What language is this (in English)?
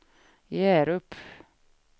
Swedish